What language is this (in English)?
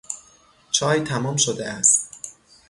Persian